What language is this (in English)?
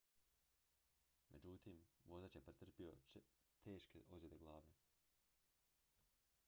Croatian